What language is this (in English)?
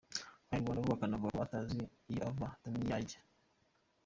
Kinyarwanda